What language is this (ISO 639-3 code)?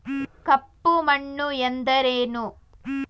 kan